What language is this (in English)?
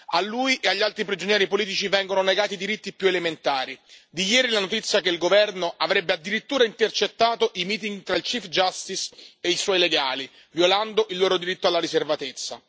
Italian